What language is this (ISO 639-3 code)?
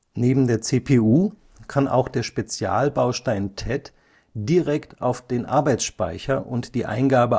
deu